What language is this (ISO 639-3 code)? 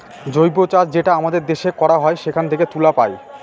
ben